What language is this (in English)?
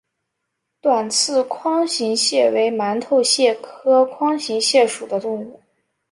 Chinese